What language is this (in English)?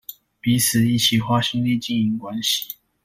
Chinese